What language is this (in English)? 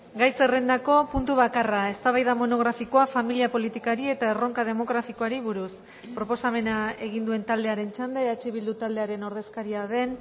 Basque